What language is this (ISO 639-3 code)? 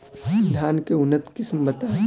bho